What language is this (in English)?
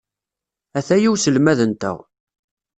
Kabyle